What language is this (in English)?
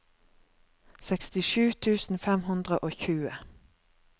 Norwegian